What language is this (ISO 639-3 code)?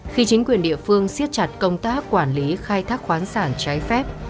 vie